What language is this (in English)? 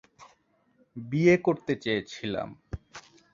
Bangla